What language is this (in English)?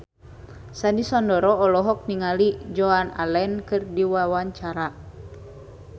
Sundanese